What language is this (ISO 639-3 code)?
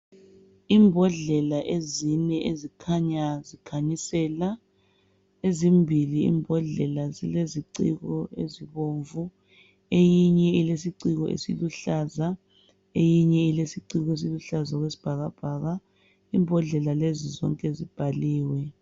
nde